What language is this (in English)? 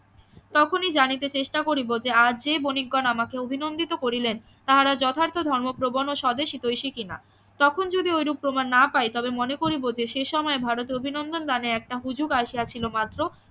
Bangla